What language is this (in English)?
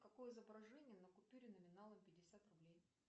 Russian